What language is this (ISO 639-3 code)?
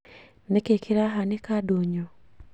kik